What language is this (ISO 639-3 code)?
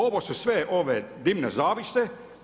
hrv